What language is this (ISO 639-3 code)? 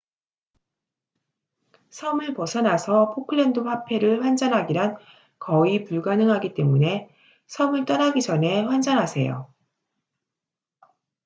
kor